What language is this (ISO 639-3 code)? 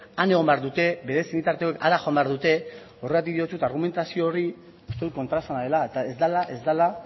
eus